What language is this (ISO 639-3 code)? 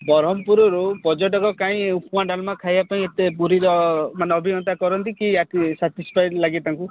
ori